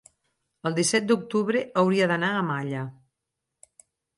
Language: Catalan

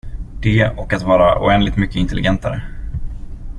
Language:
Swedish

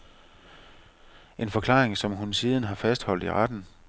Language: Danish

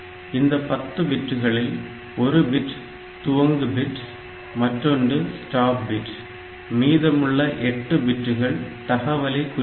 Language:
Tamil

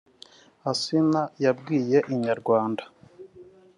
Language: Kinyarwanda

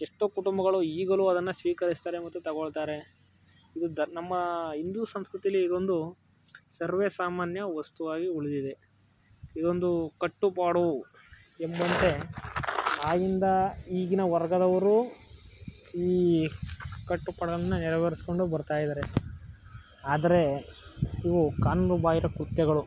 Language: Kannada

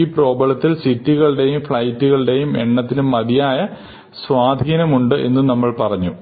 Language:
Malayalam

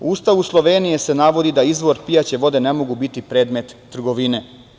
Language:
Serbian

